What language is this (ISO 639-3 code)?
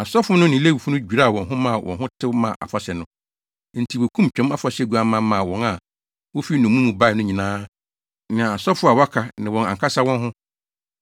aka